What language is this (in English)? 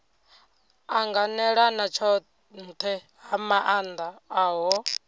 Venda